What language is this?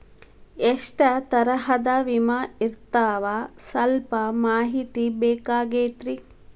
Kannada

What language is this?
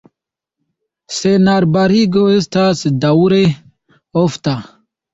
Esperanto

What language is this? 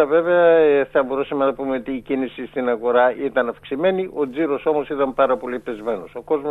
Greek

